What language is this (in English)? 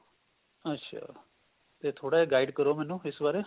Punjabi